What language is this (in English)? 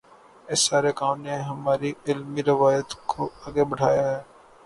Urdu